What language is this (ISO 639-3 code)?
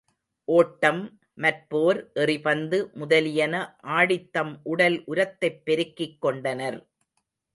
tam